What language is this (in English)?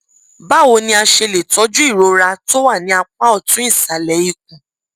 Yoruba